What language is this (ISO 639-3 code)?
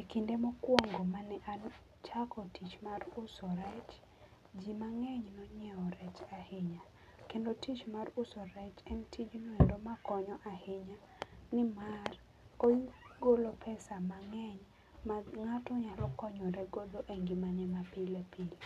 luo